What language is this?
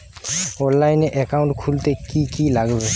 Bangla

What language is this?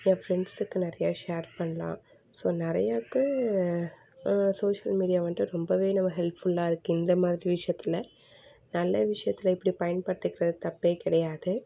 Tamil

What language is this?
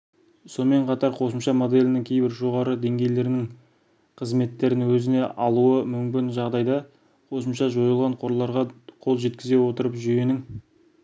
Kazakh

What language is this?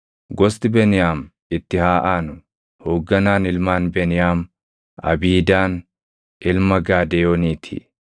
Oromo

